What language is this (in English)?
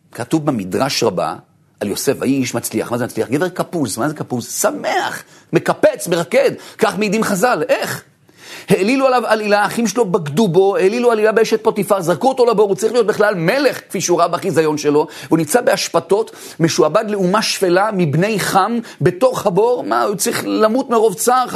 Hebrew